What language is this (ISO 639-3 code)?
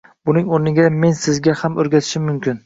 uzb